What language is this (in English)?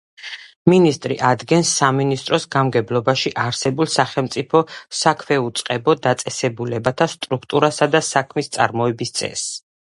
Georgian